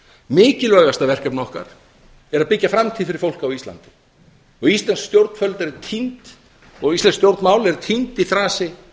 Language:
Icelandic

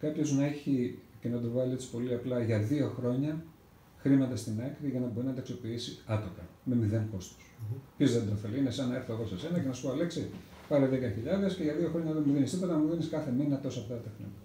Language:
Greek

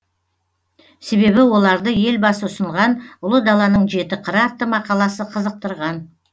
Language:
Kazakh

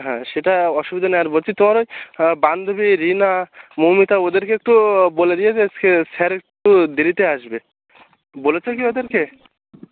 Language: Bangla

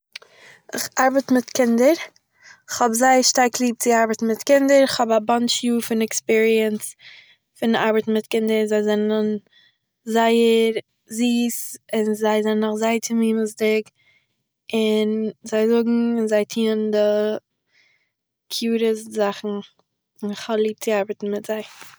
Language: Yiddish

